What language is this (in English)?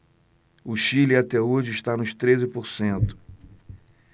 Portuguese